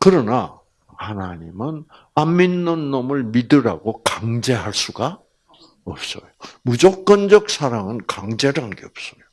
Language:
Korean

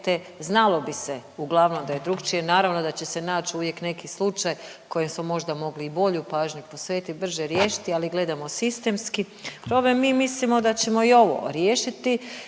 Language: Croatian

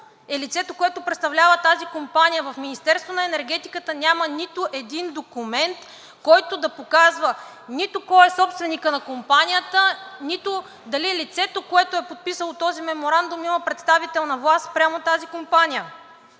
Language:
Bulgarian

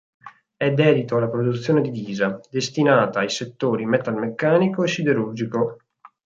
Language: Italian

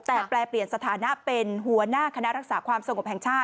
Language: Thai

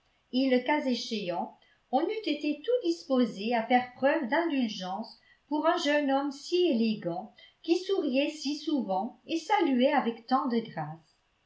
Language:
French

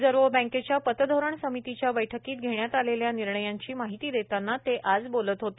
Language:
Marathi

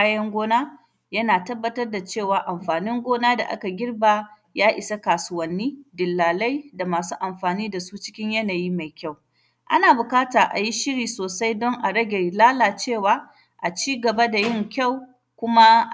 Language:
Hausa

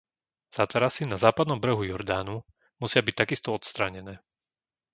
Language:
Slovak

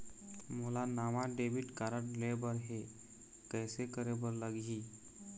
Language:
Chhattisgarhi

